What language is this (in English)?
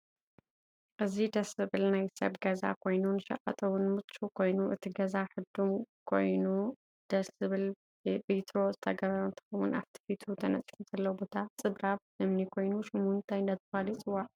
Tigrinya